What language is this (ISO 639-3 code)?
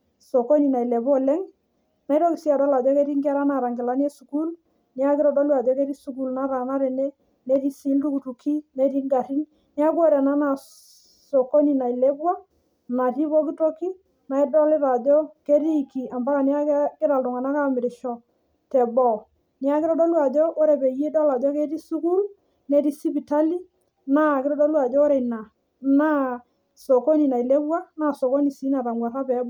mas